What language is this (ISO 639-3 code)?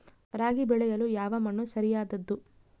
kan